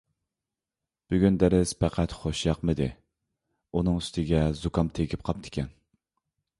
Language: Uyghur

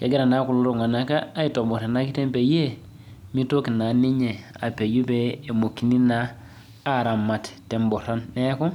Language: Masai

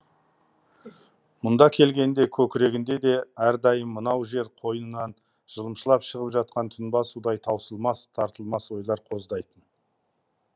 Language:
Kazakh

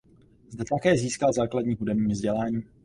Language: Czech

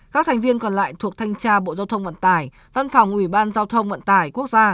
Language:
Vietnamese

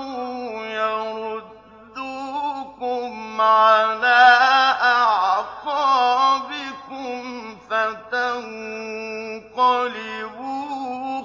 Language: Arabic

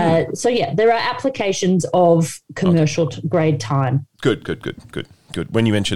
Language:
English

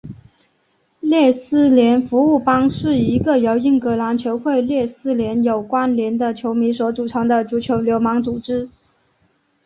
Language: Chinese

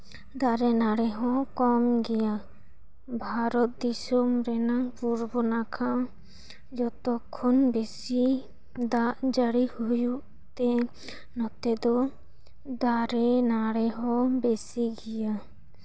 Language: Santali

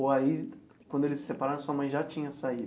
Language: Portuguese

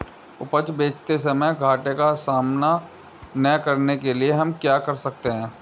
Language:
Hindi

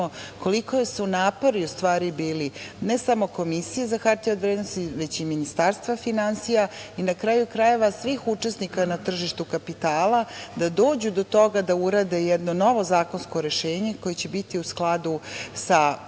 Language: Serbian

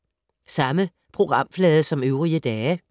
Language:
Danish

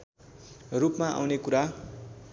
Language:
Nepali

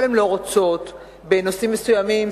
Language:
Hebrew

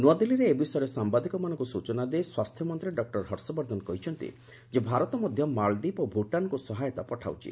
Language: Odia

